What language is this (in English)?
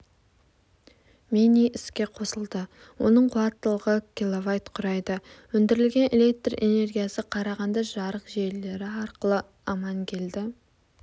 Kazakh